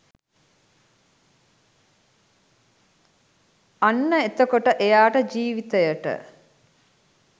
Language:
Sinhala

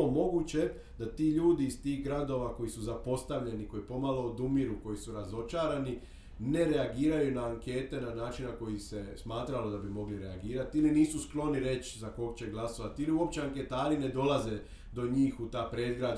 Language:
Croatian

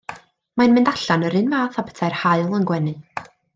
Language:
Welsh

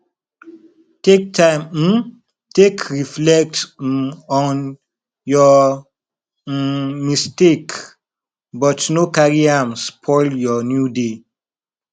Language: Nigerian Pidgin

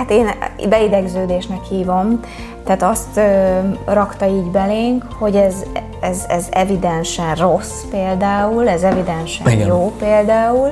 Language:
Hungarian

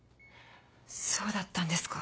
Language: Japanese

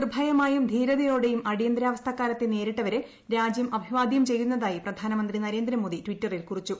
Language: Malayalam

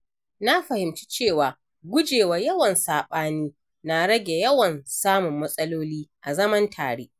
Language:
Hausa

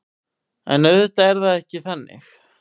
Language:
Icelandic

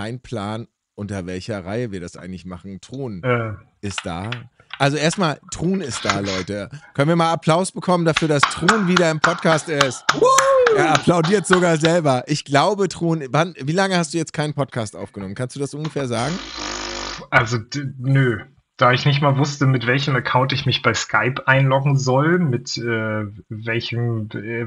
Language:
German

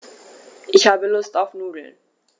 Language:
German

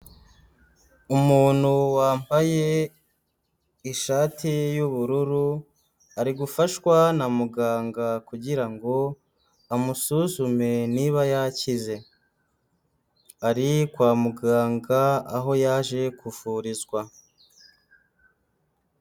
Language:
Kinyarwanda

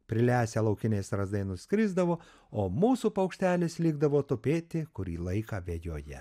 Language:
Lithuanian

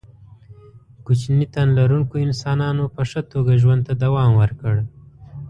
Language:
Pashto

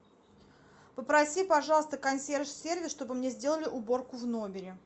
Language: Russian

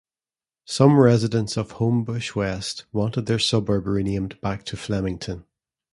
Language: English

